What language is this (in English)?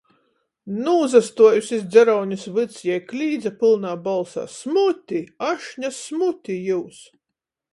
Latgalian